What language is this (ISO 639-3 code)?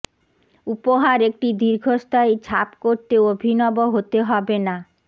ben